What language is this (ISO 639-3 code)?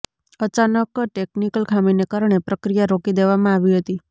guj